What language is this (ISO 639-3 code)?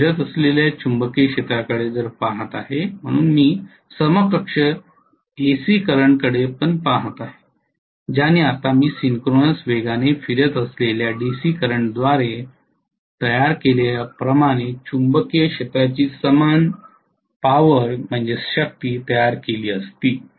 mar